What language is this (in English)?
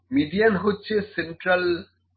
Bangla